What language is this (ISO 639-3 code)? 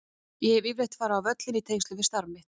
isl